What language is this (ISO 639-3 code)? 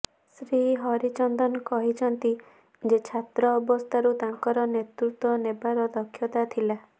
ori